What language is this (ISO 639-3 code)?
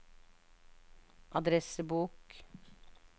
nor